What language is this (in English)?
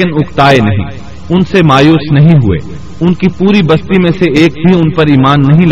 Urdu